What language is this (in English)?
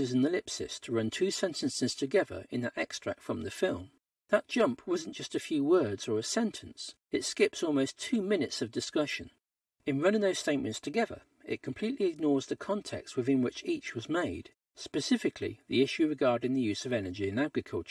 English